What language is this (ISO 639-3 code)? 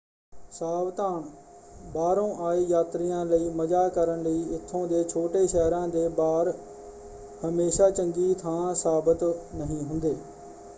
pan